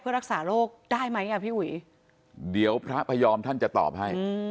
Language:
Thai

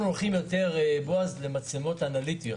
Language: Hebrew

